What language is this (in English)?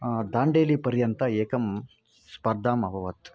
Sanskrit